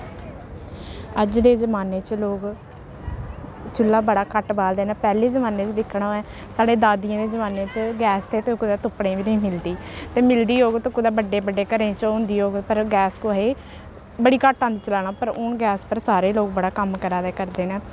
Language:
Dogri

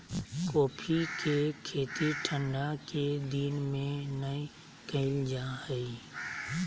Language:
Magahi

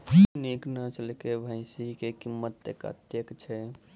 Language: Maithili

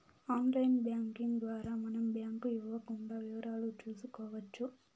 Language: Telugu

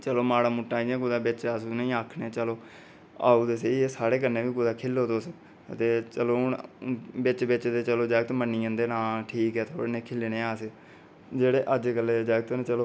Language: Dogri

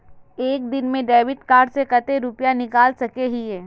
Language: Magahi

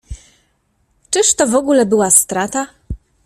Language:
Polish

